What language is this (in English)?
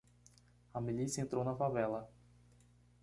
Portuguese